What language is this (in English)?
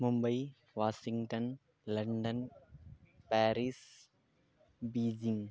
Sanskrit